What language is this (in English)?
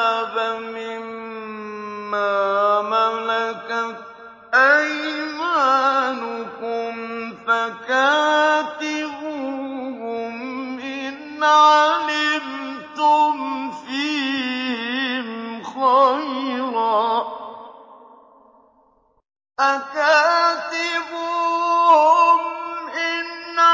Arabic